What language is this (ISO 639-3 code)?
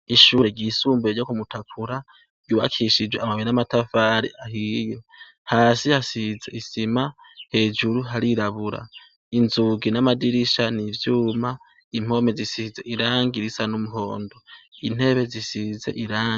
run